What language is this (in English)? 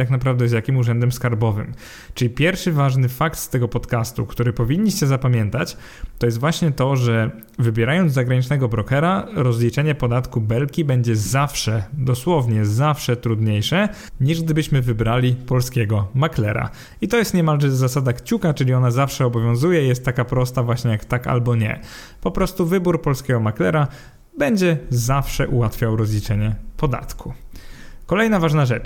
Polish